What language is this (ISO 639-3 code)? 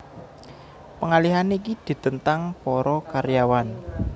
jav